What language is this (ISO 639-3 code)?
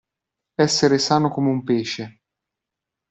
ita